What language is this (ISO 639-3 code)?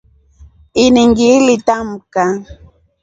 rof